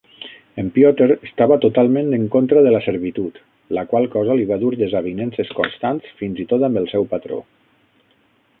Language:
Catalan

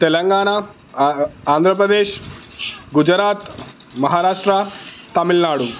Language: Telugu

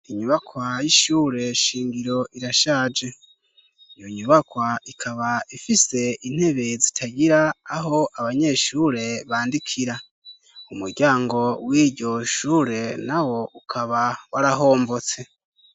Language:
Rundi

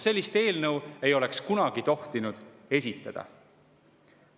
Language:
Estonian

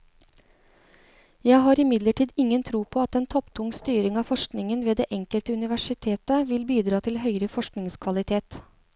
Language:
Norwegian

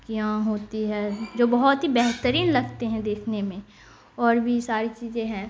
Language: Urdu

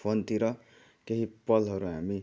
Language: Nepali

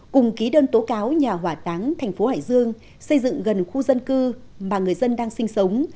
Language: Vietnamese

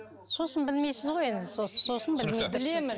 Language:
Kazakh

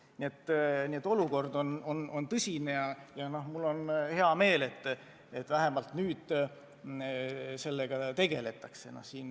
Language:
Estonian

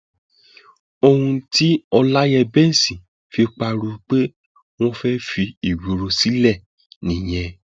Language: Yoruba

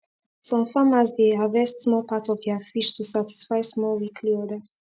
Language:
Nigerian Pidgin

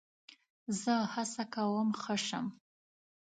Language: Pashto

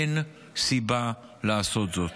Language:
Hebrew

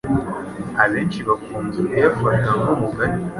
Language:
Kinyarwanda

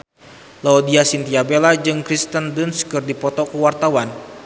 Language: Sundanese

